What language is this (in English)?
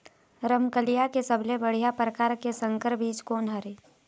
Chhattisgarhi